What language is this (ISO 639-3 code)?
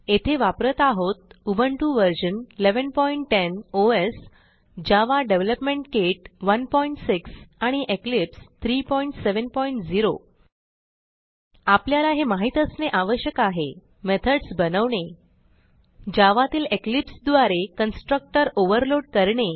mar